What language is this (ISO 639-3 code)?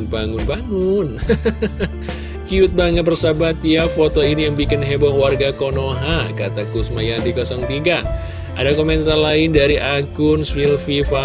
ind